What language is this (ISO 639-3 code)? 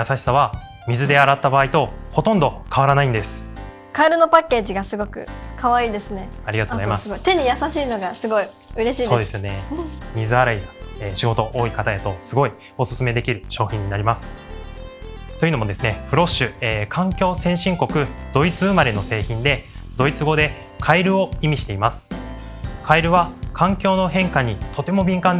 jpn